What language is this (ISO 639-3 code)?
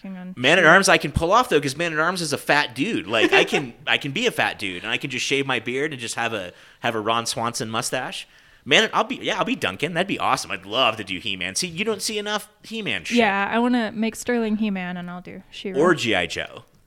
eng